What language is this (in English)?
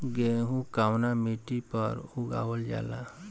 Bhojpuri